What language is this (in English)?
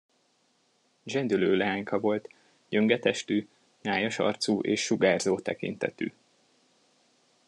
Hungarian